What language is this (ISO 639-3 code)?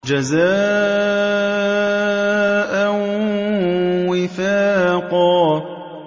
ara